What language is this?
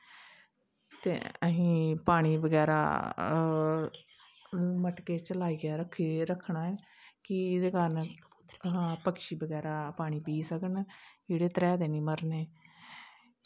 Dogri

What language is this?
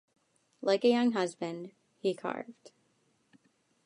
English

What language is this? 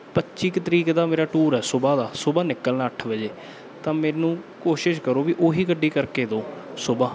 Punjabi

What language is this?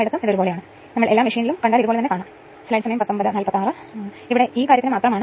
Malayalam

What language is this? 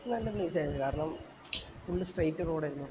Malayalam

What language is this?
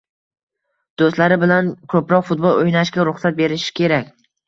Uzbek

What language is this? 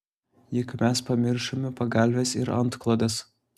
Lithuanian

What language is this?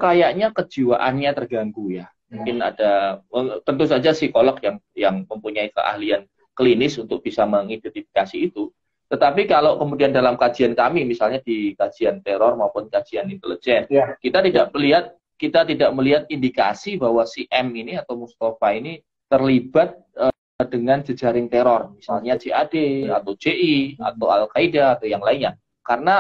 Indonesian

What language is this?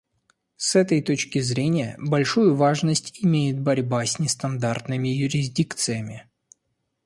Russian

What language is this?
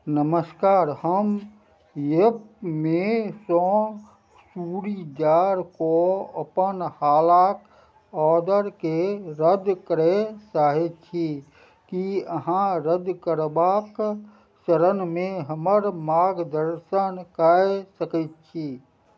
Maithili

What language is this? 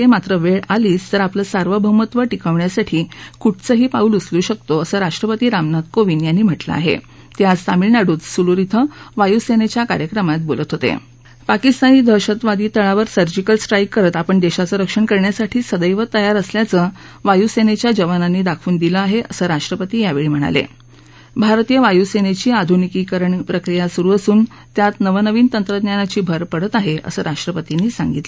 Marathi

